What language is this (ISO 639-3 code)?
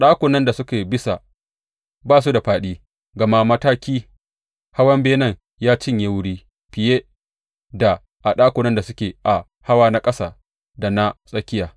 hau